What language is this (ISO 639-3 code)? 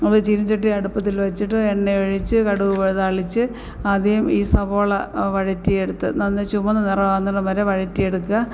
mal